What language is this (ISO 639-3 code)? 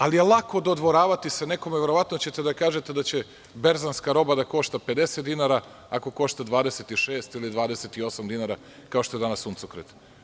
srp